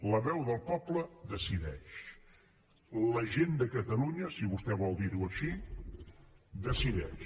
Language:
Catalan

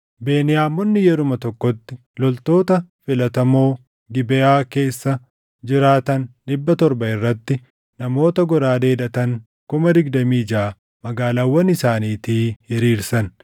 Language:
Oromo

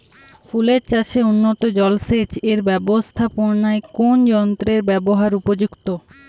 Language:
Bangla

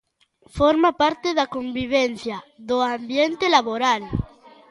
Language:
Galician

